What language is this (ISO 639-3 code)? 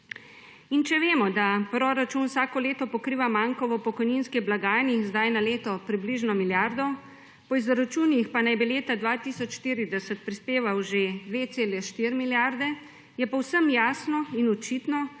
slv